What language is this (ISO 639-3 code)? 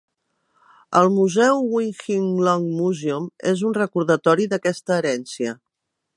cat